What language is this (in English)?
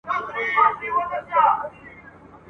Pashto